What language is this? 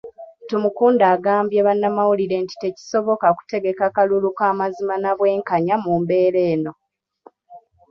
Ganda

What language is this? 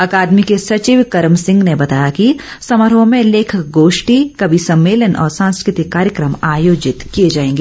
Hindi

